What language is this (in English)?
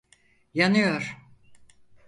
Turkish